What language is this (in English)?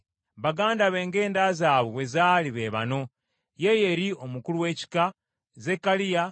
Ganda